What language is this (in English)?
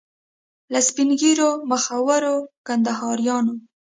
Pashto